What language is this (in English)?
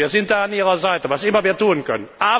German